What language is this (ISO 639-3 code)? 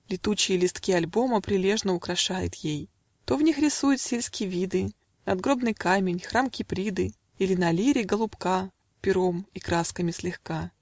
rus